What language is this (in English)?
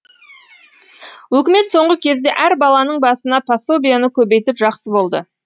Kazakh